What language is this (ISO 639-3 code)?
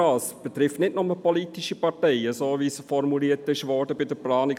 gsw